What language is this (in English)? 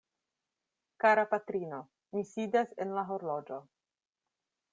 Esperanto